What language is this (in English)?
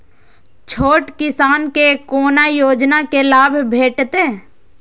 Maithili